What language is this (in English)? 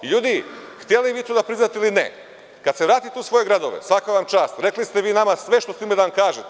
Serbian